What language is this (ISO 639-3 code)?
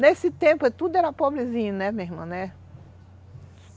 por